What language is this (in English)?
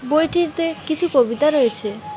Bangla